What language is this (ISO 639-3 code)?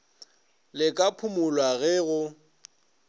nso